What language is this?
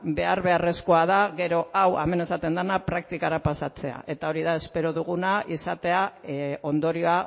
Basque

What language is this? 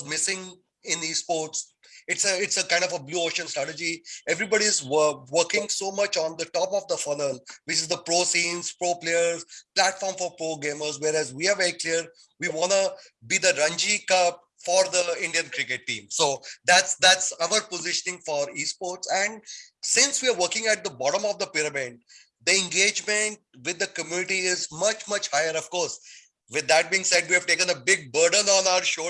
English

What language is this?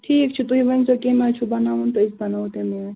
Kashmiri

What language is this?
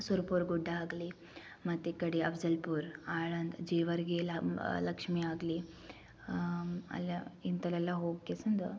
Kannada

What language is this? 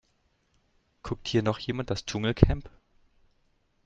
German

